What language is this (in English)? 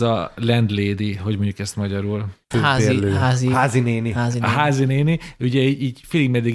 Hungarian